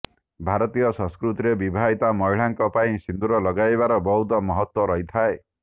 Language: Odia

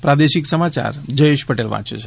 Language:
Gujarati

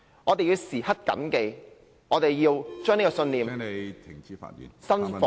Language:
Cantonese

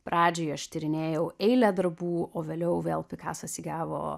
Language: Lithuanian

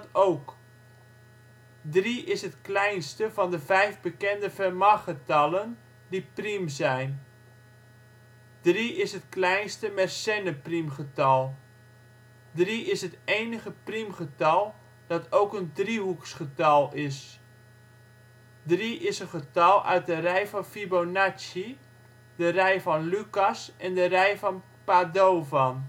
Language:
Dutch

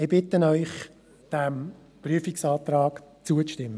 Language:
Swiss German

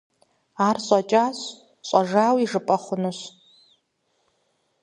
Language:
Kabardian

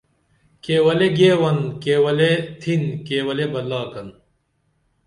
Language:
Dameli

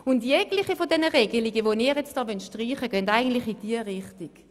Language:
Swiss German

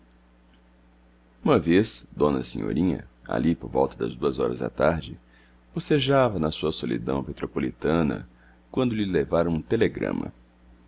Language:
Portuguese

